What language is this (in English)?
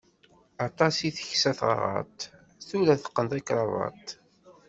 Kabyle